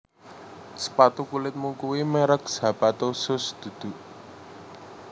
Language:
Javanese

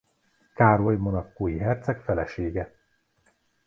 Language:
Hungarian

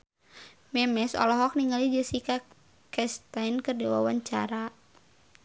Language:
Sundanese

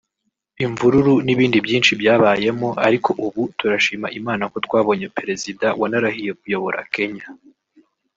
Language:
Kinyarwanda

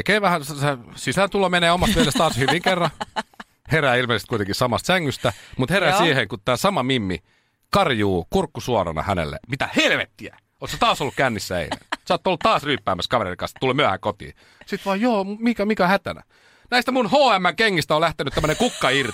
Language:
Finnish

